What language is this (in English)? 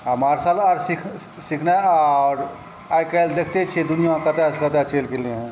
Maithili